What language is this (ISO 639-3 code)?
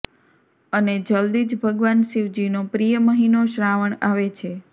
guj